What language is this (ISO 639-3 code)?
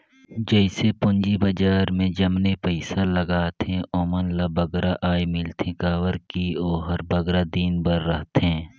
hne